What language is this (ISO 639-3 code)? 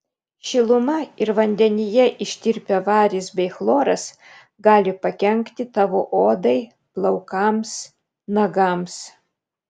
lit